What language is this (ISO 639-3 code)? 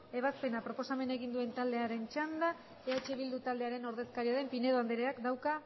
eus